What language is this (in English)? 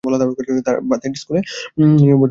Bangla